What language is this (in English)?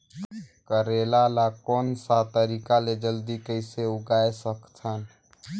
Chhattisgarhi